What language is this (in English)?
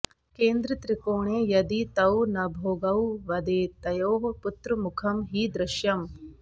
Sanskrit